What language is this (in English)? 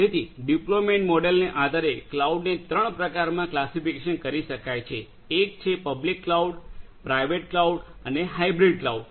Gujarati